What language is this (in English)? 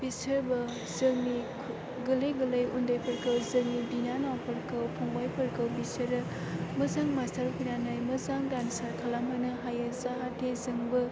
Bodo